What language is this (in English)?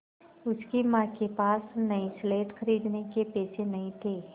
Hindi